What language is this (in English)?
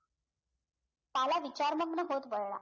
Marathi